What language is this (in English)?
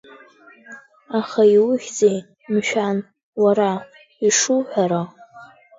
Abkhazian